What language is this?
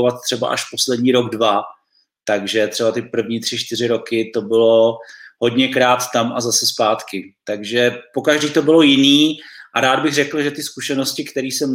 Czech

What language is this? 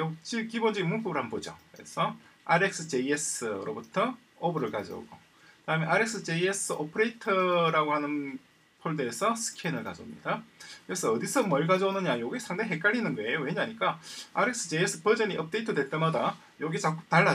Korean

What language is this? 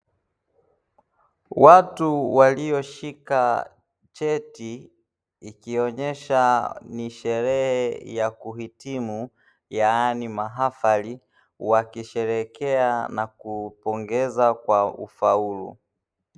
Swahili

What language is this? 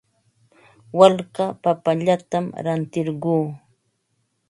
Ambo-Pasco Quechua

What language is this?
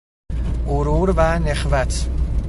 Persian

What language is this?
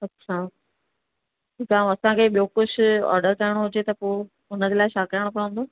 Sindhi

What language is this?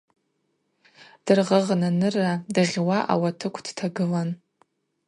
Abaza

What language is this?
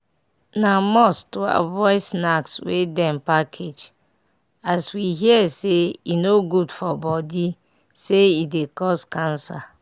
Nigerian Pidgin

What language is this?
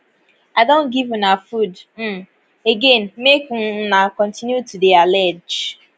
Nigerian Pidgin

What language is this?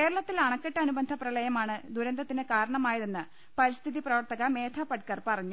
Malayalam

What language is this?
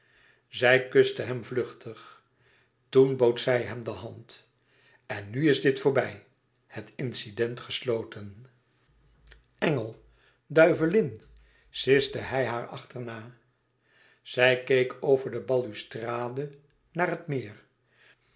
Dutch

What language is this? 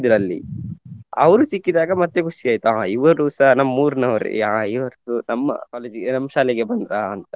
Kannada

